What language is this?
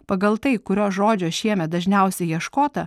Lithuanian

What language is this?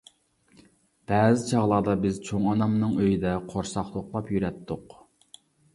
Uyghur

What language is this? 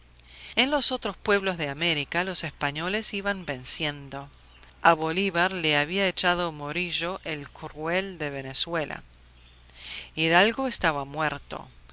Spanish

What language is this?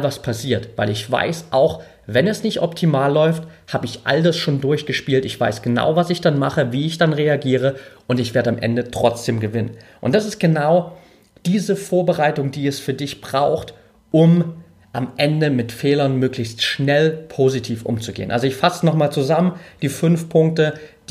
German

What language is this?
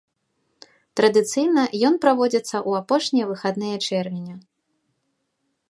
Belarusian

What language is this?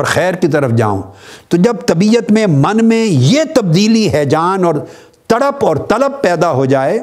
Urdu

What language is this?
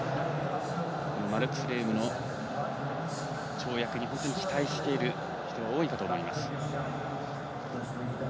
Japanese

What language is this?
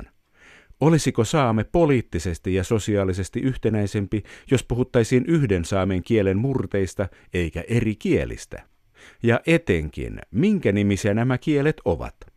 Finnish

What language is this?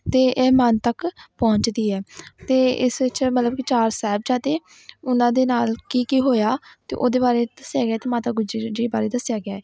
Punjabi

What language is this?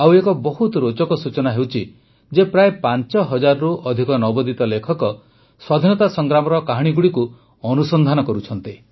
Odia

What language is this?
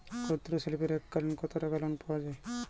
Bangla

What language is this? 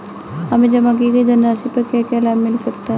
Hindi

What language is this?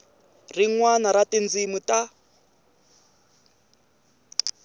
Tsonga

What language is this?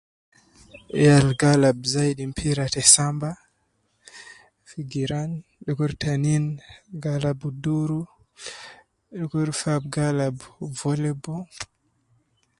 Nubi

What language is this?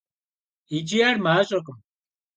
Kabardian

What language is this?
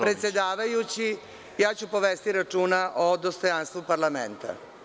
Serbian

